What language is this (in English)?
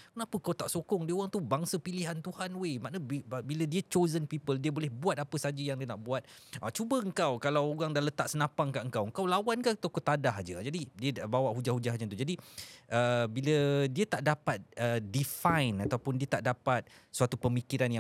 Malay